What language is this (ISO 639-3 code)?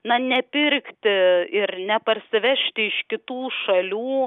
lit